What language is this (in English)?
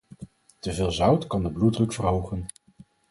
Dutch